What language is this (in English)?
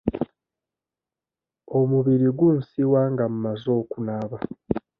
Ganda